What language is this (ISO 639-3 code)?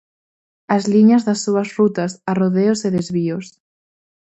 glg